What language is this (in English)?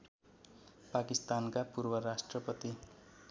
Nepali